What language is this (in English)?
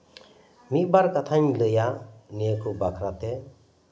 Santali